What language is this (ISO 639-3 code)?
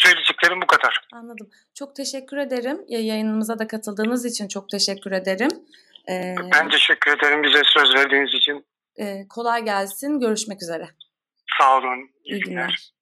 tur